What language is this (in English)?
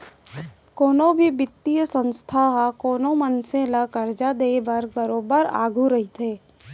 Chhattisgarhi